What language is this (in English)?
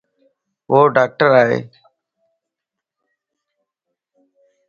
Lasi